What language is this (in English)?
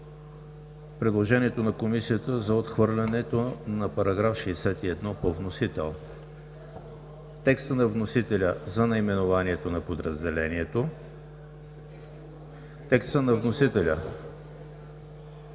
Bulgarian